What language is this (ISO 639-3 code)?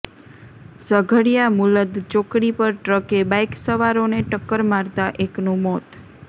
guj